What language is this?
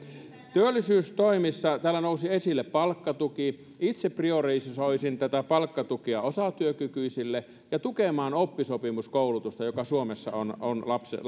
Finnish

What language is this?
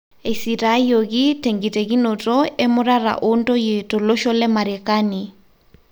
Masai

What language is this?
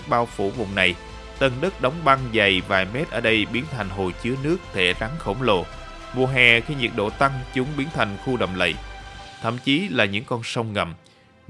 Vietnamese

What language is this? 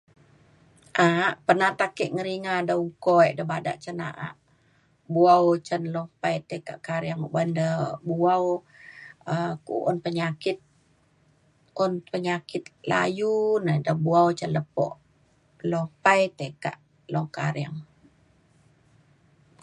Mainstream Kenyah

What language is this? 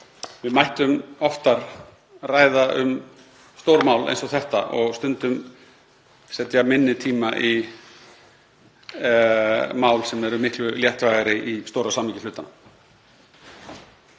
Icelandic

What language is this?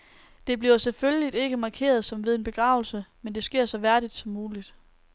Danish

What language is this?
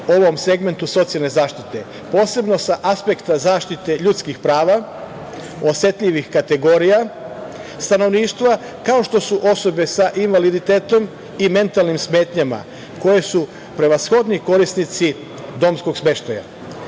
Serbian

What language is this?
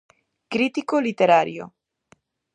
Galician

